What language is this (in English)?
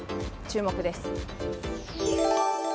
Japanese